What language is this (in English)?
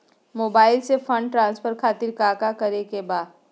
Magahi